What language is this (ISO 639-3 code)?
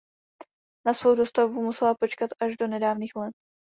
ces